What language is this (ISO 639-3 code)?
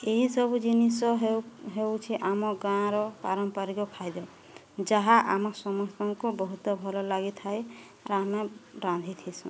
ori